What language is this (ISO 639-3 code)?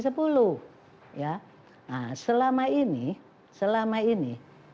ind